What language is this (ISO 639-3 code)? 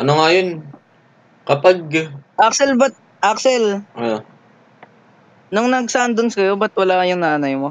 fil